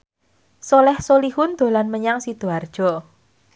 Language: Javanese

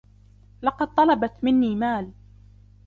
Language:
Arabic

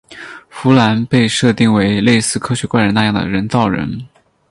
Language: Chinese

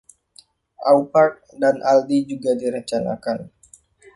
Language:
Indonesian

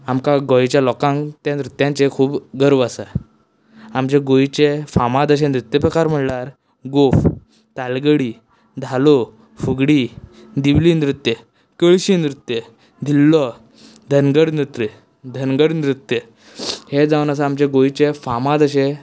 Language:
Konkani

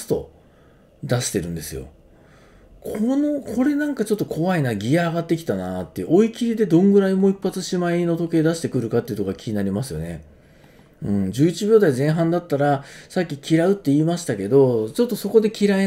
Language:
Japanese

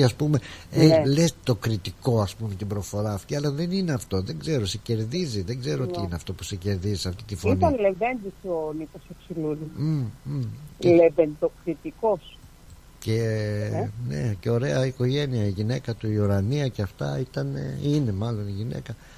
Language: Greek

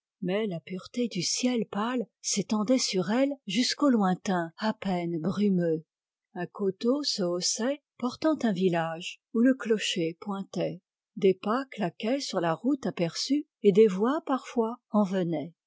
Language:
French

